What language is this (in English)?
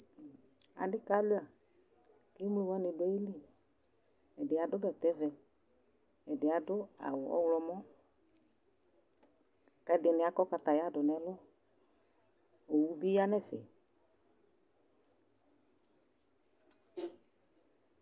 Ikposo